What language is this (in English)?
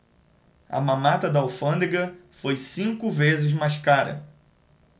Portuguese